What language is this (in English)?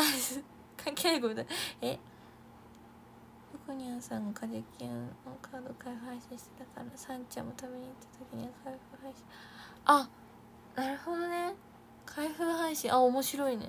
Japanese